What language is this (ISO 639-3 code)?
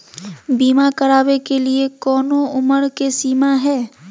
mag